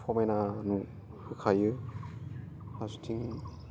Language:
Bodo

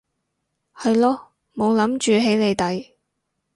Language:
Cantonese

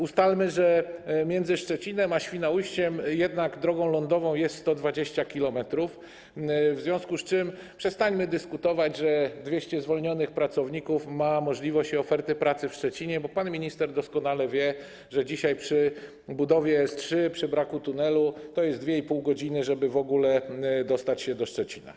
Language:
Polish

